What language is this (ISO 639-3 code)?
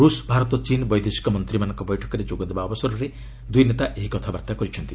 ori